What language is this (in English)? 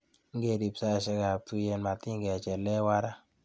Kalenjin